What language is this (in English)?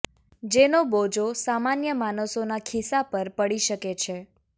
Gujarati